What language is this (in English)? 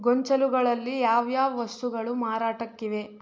Kannada